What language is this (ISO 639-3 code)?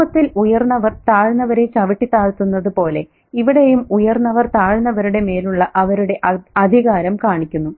mal